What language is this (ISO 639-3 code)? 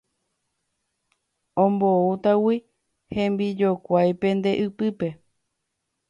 grn